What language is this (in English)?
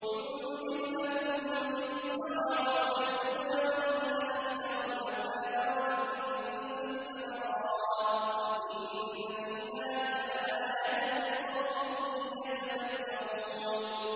Arabic